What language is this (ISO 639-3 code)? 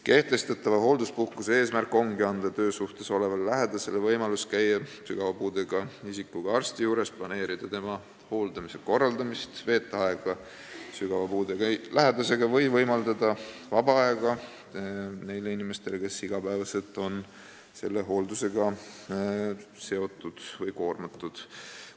est